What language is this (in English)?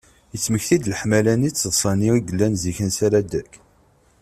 Kabyle